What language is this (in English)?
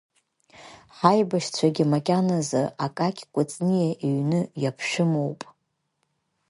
Abkhazian